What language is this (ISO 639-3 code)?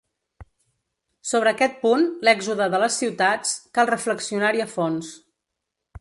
cat